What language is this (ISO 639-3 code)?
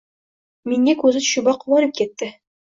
uzb